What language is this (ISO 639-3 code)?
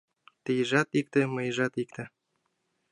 chm